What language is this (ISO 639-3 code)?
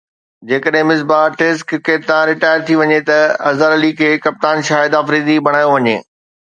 snd